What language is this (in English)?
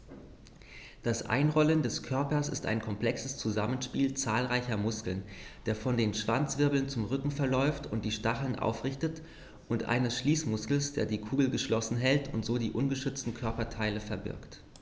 German